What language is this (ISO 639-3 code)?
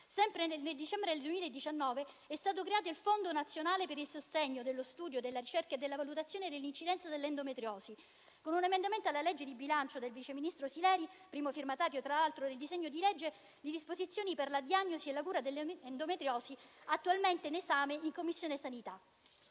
ita